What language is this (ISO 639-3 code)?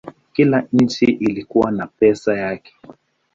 swa